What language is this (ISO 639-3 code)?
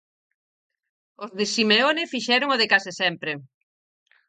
glg